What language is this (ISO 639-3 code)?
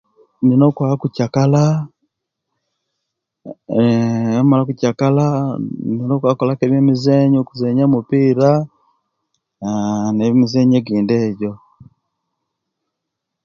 lke